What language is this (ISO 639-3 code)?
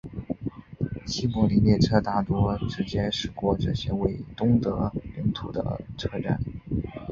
zho